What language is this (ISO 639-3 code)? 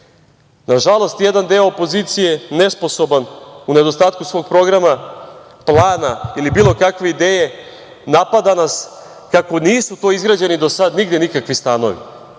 srp